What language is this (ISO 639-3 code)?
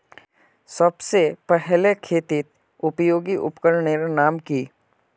mag